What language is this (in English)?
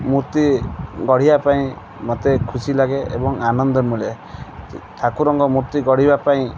Odia